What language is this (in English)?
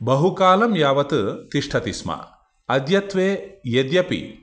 Sanskrit